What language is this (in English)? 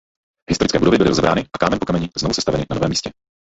Czech